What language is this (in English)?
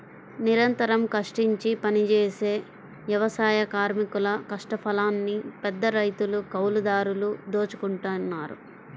Telugu